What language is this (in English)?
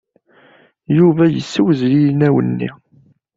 Kabyle